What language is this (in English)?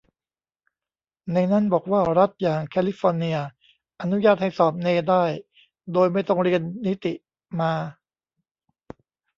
Thai